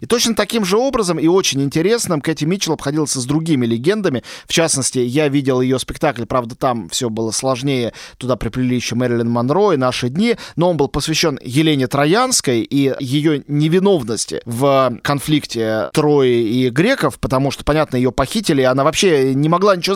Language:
Russian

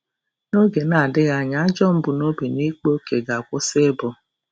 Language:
Igbo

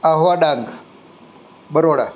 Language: Gujarati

